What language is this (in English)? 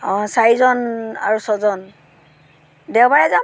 Assamese